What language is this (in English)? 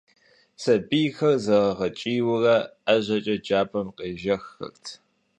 Kabardian